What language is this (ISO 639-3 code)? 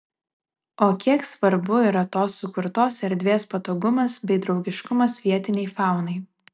lit